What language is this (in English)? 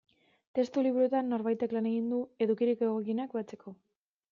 Basque